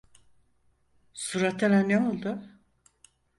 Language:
Turkish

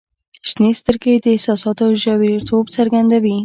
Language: Pashto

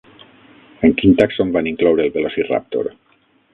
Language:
Catalan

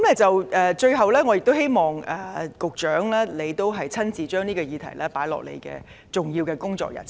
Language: Cantonese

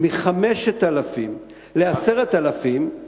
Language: Hebrew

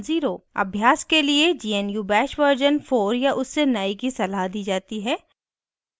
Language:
Hindi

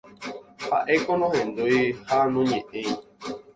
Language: Guarani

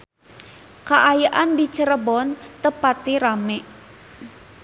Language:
Sundanese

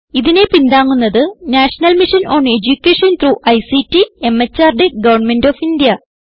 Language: Malayalam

